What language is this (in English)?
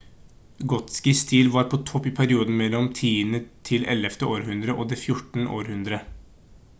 Norwegian Bokmål